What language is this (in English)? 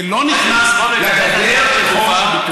Hebrew